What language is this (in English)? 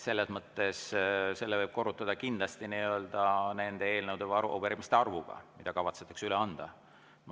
Estonian